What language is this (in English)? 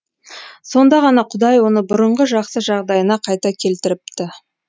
Kazakh